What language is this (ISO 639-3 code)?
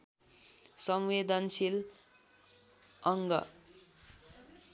nep